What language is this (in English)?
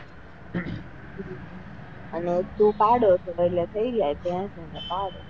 Gujarati